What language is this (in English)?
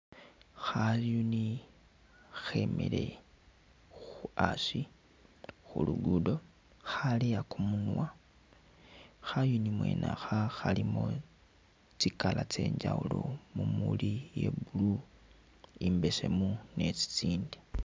Masaaba